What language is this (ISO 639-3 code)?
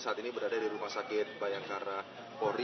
ind